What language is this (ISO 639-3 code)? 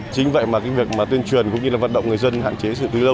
vie